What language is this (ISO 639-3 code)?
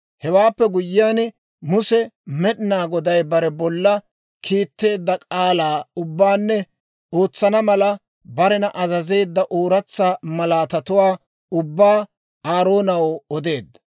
dwr